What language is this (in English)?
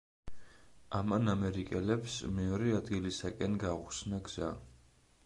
Georgian